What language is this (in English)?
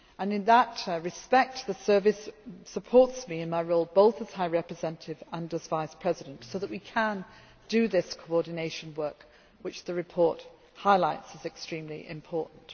English